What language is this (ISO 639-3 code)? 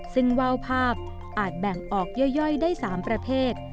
tha